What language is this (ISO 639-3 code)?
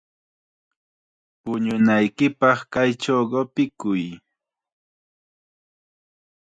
qxa